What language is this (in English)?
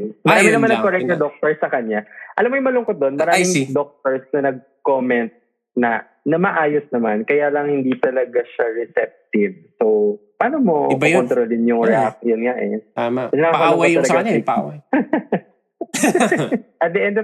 Filipino